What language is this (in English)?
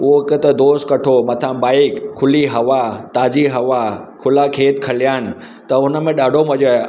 Sindhi